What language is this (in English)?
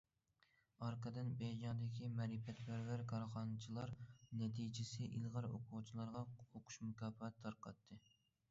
Uyghur